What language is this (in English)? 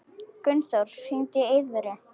Icelandic